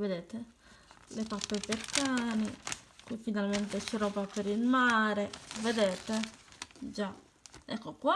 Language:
Italian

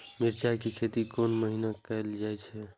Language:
Maithili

